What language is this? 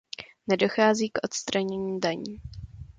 Czech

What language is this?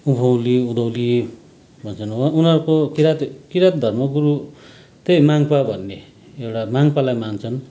Nepali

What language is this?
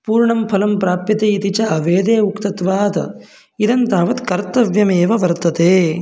Sanskrit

